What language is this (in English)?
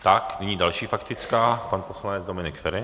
Czech